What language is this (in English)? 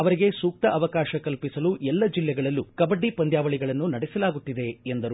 Kannada